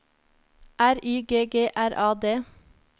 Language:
Norwegian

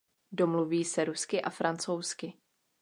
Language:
Czech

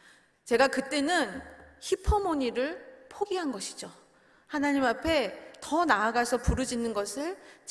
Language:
Korean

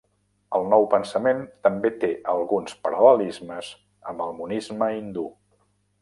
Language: Catalan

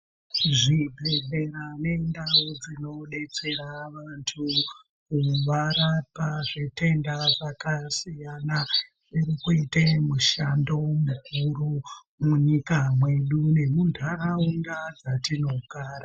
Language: Ndau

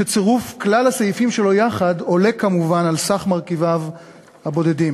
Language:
Hebrew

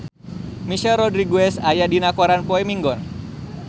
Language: Sundanese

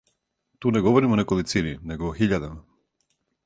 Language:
Serbian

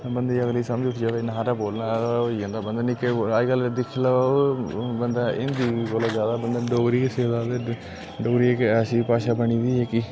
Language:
Dogri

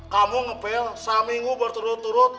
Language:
Indonesian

